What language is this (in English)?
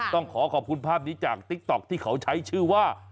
Thai